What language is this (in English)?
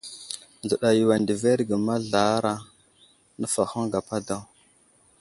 Wuzlam